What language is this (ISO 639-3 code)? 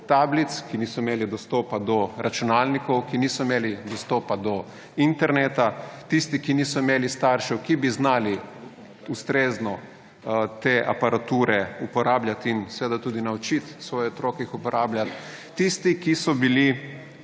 slv